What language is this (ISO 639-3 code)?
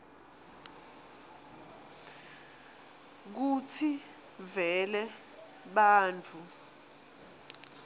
ssw